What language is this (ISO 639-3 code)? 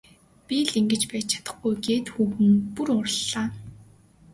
mon